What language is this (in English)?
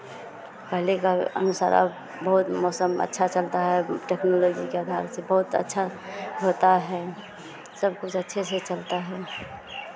Hindi